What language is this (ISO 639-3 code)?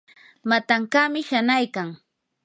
qur